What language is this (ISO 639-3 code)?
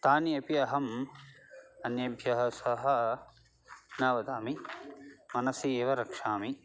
san